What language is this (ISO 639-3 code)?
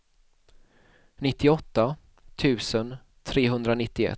swe